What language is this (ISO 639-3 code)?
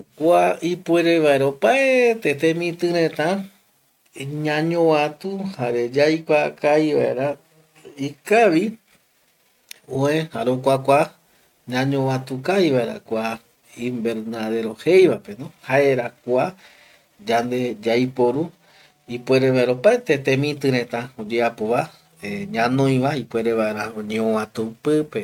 gui